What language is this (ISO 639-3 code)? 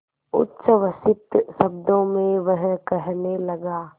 hin